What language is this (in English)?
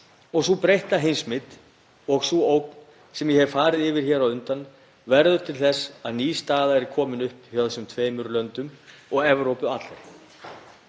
Icelandic